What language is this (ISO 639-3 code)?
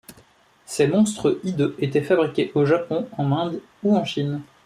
fra